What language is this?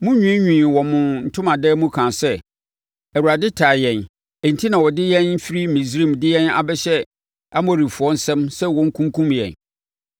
Akan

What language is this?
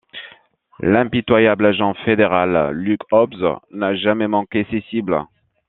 French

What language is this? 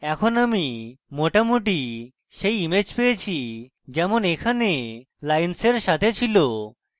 Bangla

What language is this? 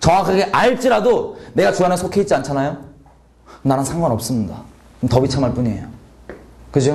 Korean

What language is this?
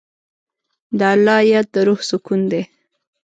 Pashto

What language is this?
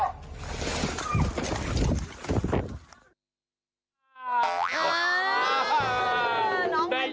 Thai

